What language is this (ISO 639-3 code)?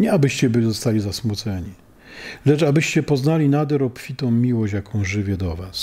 pol